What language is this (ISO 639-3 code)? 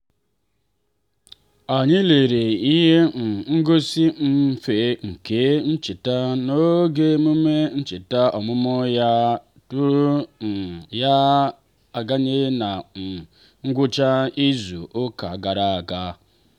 ibo